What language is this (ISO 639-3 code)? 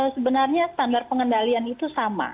ind